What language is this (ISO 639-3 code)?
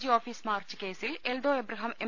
mal